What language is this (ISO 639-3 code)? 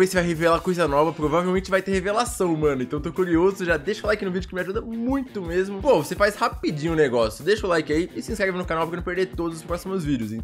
por